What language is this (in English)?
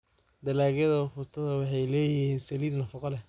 Somali